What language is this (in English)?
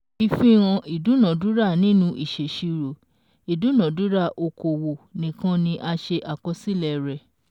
Yoruba